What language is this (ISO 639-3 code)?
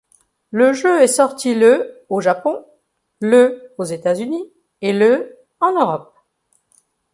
fra